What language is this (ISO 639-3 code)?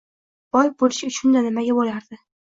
uzb